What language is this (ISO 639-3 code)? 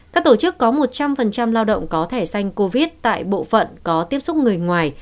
vie